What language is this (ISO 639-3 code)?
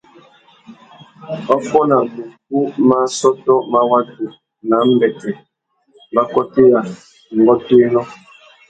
bag